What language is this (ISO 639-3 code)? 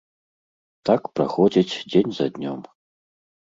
bel